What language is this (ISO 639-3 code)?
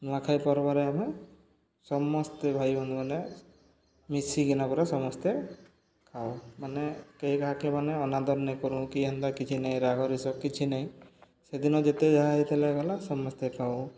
ori